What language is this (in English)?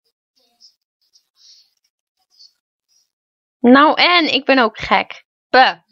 Dutch